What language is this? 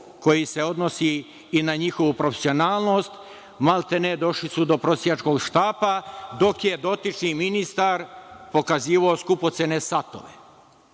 Serbian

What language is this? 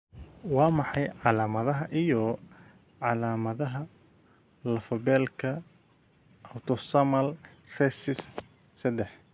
Somali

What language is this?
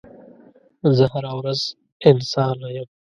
Pashto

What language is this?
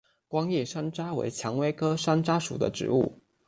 Chinese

